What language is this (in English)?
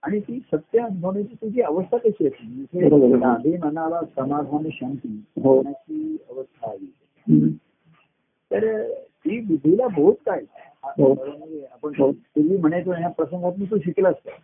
Marathi